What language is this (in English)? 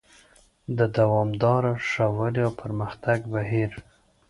Pashto